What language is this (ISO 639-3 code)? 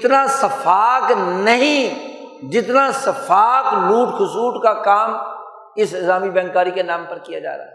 urd